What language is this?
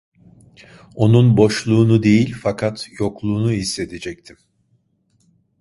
Turkish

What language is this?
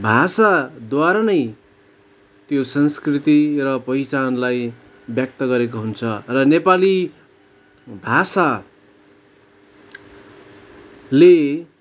Nepali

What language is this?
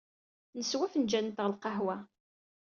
Kabyle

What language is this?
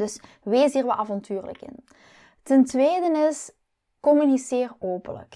Dutch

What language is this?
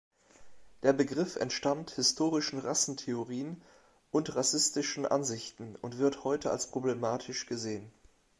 German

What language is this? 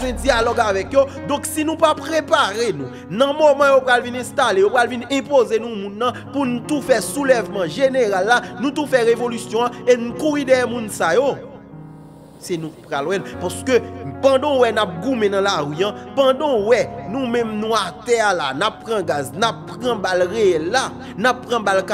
French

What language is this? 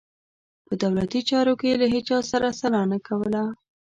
Pashto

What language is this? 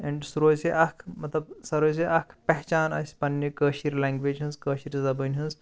Kashmiri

